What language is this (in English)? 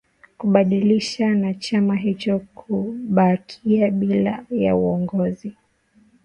Swahili